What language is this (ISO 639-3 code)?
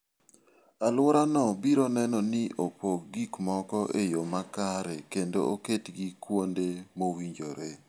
luo